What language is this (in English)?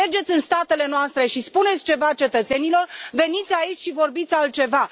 Romanian